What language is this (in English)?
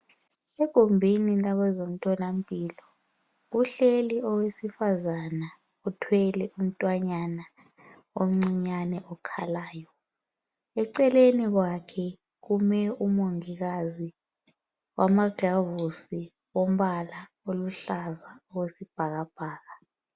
North Ndebele